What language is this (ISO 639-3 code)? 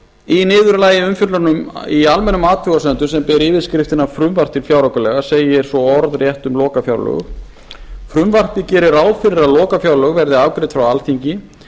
isl